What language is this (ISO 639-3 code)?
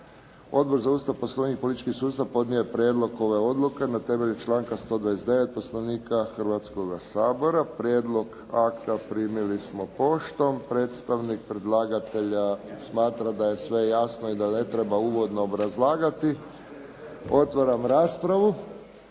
hrv